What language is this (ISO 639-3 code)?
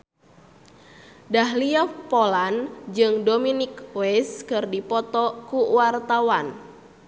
sun